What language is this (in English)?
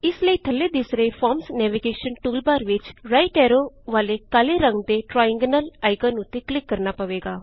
Punjabi